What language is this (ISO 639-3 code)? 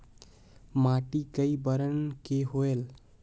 hne